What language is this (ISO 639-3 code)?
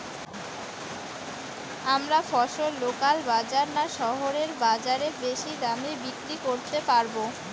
ben